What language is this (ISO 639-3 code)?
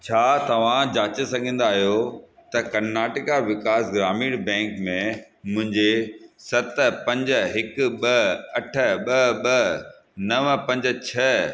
snd